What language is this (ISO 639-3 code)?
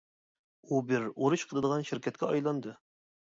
uig